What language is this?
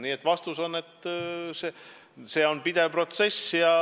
Estonian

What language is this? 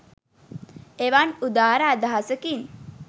Sinhala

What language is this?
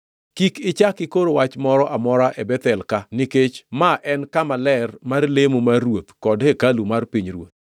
Luo (Kenya and Tanzania)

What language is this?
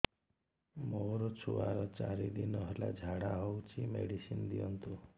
Odia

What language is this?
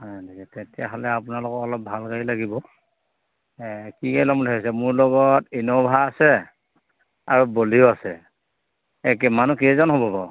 Assamese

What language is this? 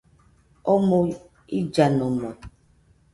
Nüpode Huitoto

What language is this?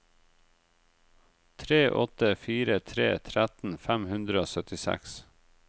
Norwegian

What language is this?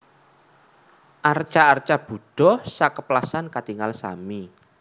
Javanese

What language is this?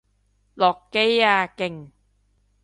Cantonese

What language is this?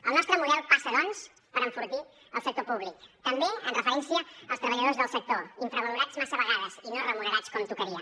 Catalan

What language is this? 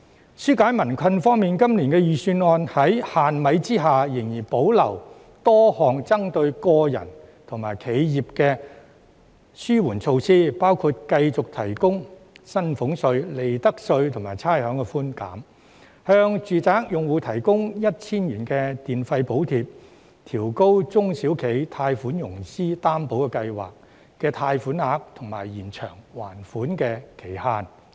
Cantonese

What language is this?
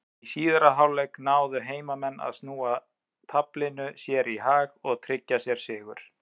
Icelandic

